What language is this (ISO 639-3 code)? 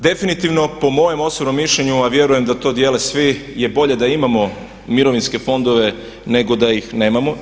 hrv